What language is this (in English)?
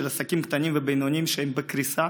Hebrew